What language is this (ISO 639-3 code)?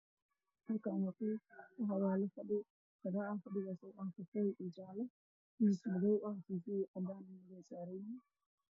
som